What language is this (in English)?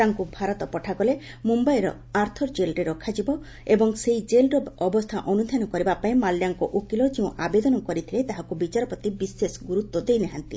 Odia